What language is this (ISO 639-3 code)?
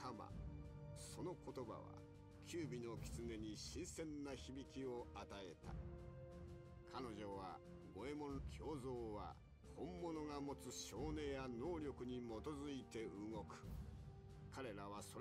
jpn